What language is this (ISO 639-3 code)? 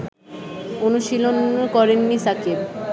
ben